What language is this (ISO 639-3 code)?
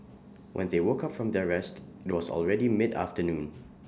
eng